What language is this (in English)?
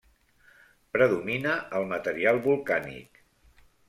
Catalan